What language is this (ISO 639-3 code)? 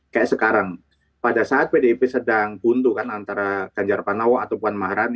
ind